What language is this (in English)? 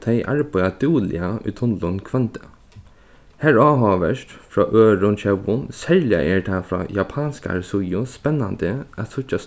Faroese